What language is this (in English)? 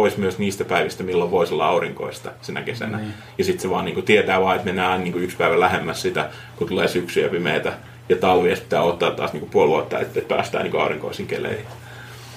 Finnish